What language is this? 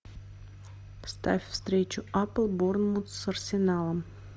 Russian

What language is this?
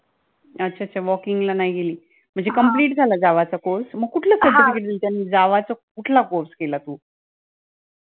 Marathi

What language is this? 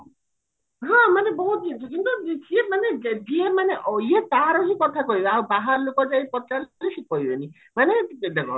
Odia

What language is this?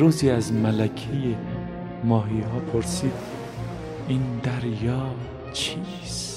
Persian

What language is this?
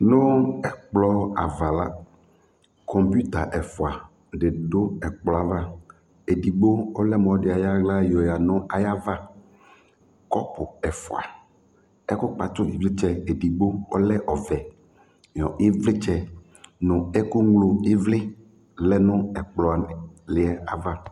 Ikposo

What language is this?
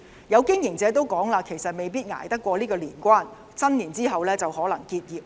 Cantonese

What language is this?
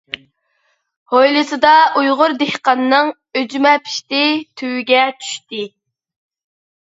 Uyghur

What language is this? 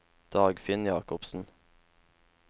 Norwegian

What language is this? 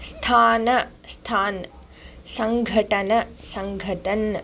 Sanskrit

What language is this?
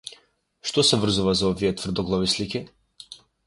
Macedonian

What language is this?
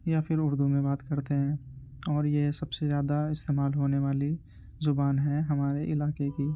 Urdu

